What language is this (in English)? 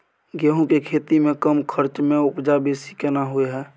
Maithili